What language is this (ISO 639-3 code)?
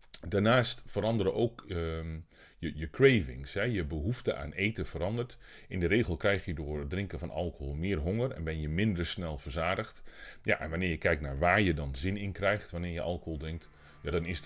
nld